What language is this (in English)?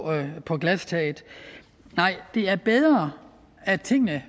Danish